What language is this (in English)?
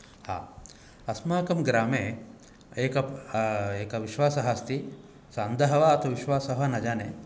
Sanskrit